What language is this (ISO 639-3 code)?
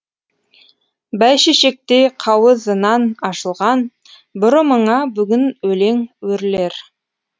kaz